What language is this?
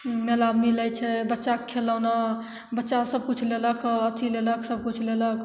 Maithili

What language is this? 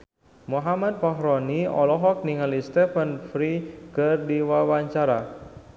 Sundanese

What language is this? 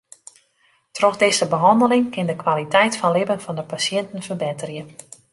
Western Frisian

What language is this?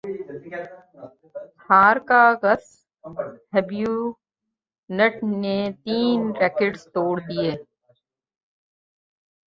Urdu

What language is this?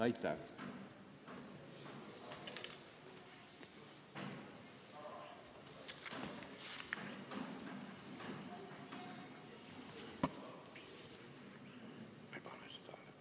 Estonian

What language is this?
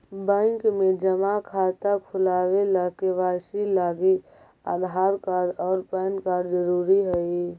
Magahi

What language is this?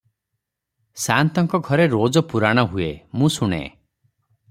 Odia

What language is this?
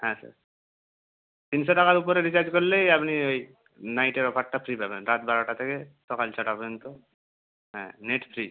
Bangla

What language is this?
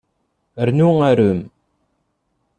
Kabyle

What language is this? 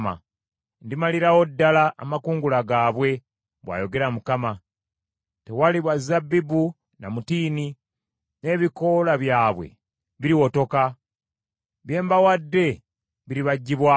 Ganda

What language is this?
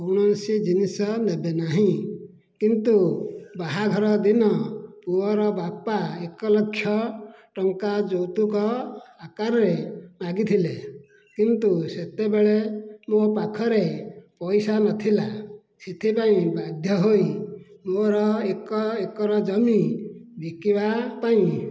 Odia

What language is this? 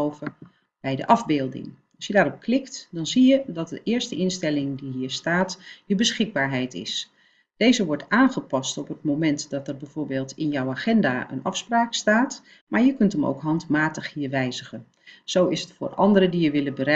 Dutch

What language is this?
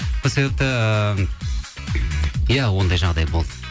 Kazakh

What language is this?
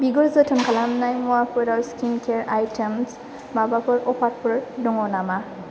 Bodo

